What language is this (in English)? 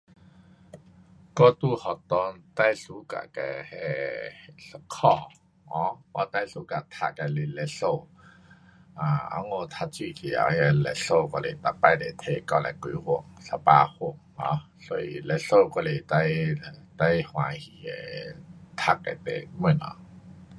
Pu-Xian Chinese